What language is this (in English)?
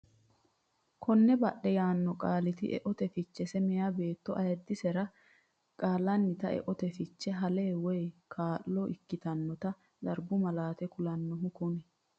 Sidamo